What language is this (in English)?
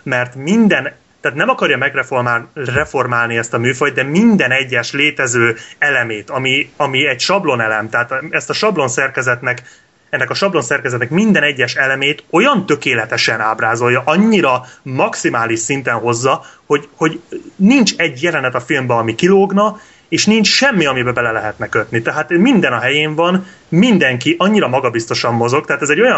Hungarian